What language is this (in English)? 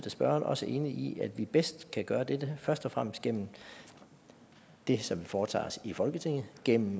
Danish